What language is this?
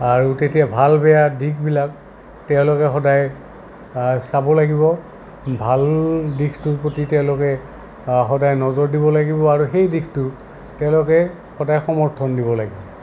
Assamese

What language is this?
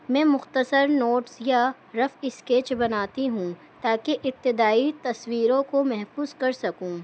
Urdu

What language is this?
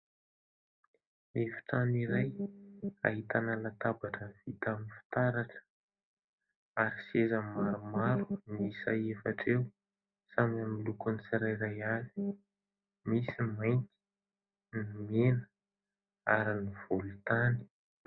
Malagasy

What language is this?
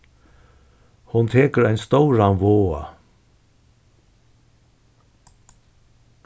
Faroese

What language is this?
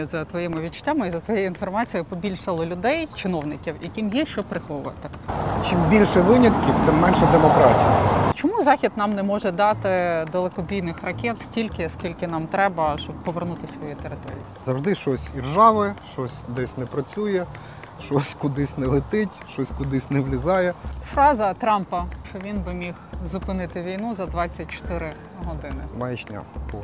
Ukrainian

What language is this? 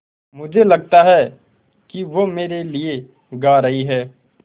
Hindi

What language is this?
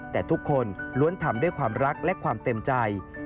Thai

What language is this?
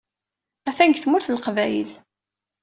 Kabyle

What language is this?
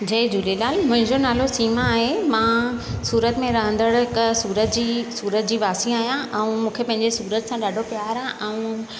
Sindhi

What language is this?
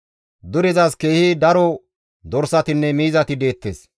Gamo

